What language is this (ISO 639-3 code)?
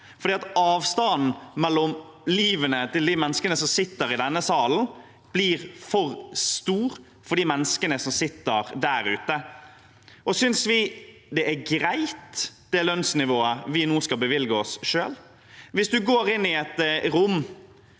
nor